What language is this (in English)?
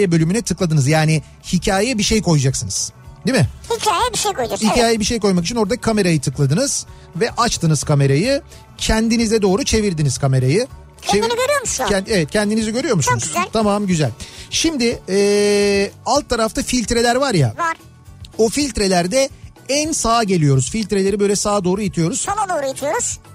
Turkish